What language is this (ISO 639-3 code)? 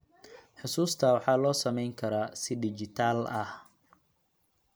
som